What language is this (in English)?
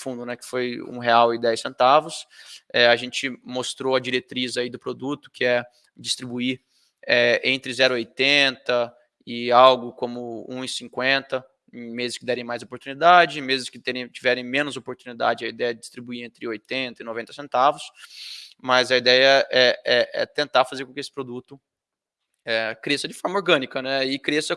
Portuguese